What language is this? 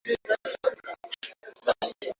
Swahili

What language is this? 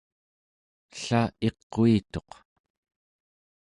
Central Yupik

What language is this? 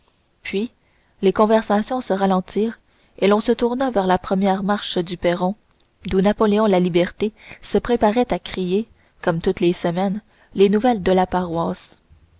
French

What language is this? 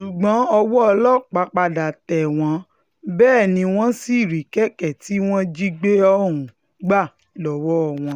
Yoruba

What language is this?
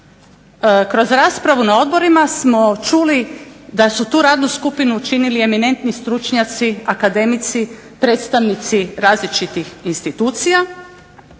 Croatian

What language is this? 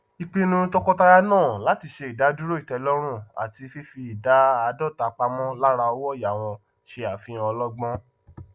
Yoruba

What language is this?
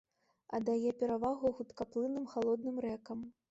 Belarusian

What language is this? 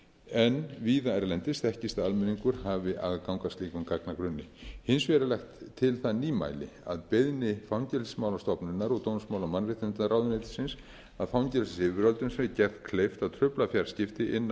Icelandic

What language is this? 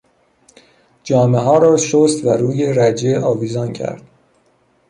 Persian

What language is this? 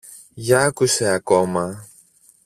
Greek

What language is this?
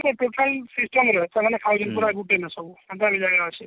Odia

